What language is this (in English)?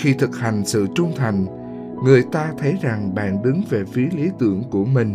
Vietnamese